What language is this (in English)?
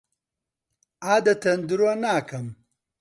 Central Kurdish